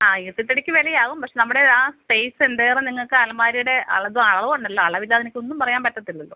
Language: Malayalam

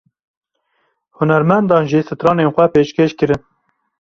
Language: Kurdish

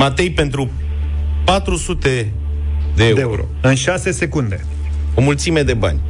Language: Romanian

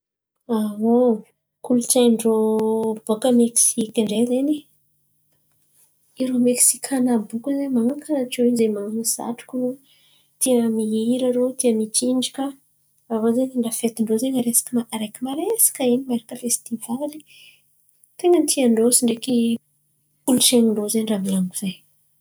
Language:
Antankarana Malagasy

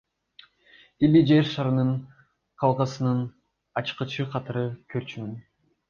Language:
Kyrgyz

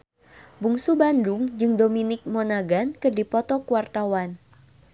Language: Sundanese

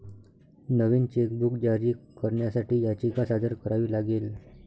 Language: Marathi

